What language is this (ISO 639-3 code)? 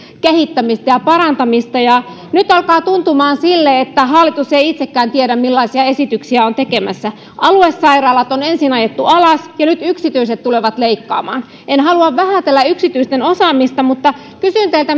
fin